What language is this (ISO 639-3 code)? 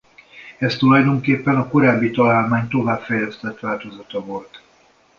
hun